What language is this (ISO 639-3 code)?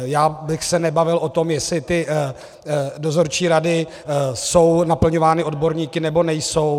ces